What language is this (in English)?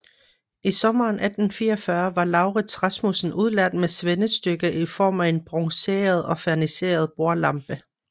Danish